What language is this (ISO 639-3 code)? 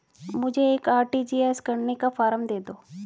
hin